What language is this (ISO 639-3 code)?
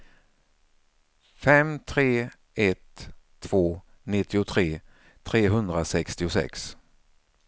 swe